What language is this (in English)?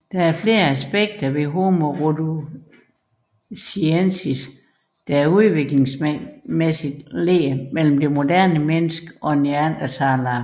Danish